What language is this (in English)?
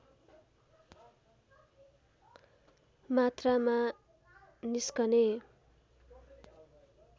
Nepali